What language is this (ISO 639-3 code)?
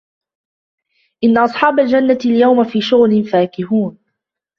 ara